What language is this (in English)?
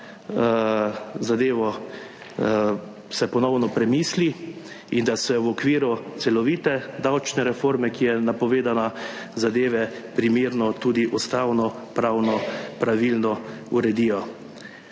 Slovenian